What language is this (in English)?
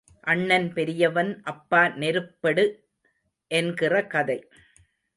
Tamil